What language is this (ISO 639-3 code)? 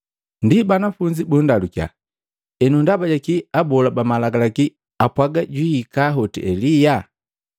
mgv